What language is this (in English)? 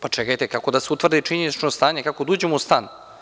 Serbian